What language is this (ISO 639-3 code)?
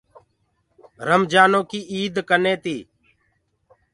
ggg